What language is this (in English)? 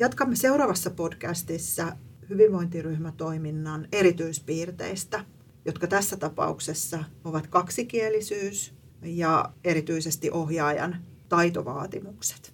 Finnish